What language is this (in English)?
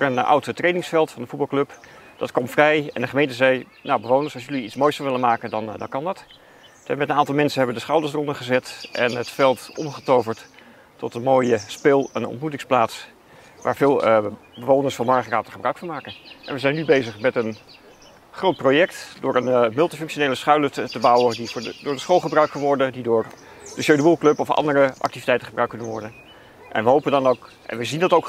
Dutch